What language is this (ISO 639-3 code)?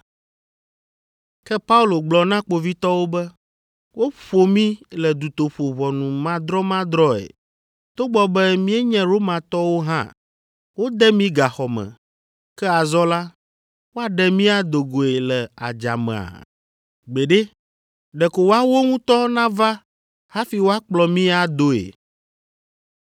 ewe